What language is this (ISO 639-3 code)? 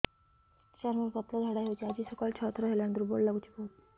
ori